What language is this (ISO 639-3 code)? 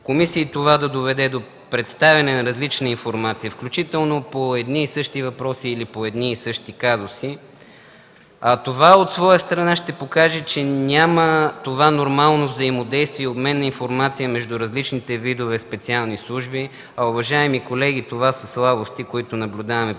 bul